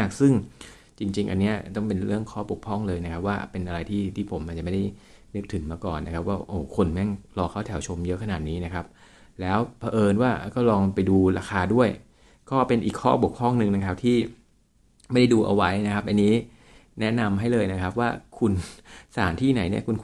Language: Thai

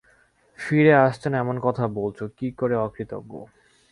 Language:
Bangla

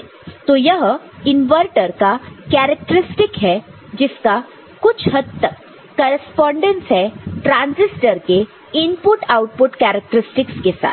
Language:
Hindi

